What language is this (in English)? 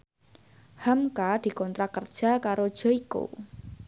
Javanese